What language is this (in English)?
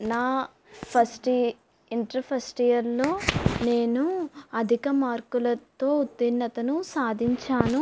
Telugu